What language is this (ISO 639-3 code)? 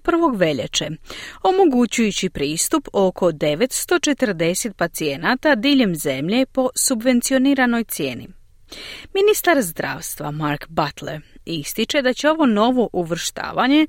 hrv